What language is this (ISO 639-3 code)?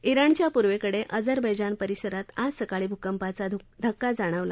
mar